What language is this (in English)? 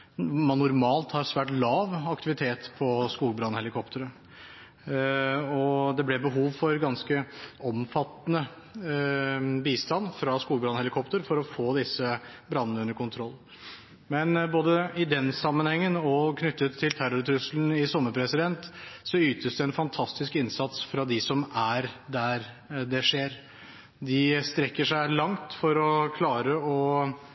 Norwegian Bokmål